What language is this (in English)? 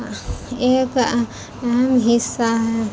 Urdu